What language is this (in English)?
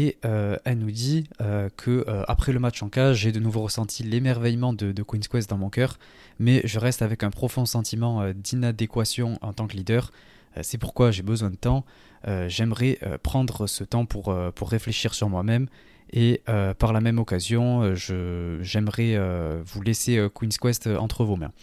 French